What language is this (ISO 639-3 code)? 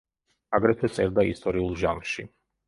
kat